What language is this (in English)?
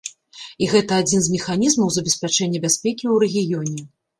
Belarusian